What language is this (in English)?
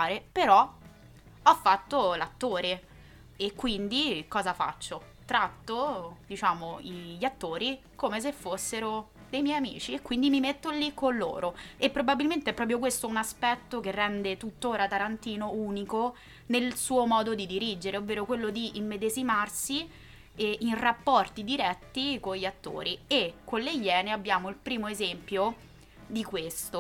Italian